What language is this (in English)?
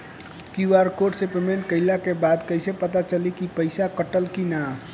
Bhojpuri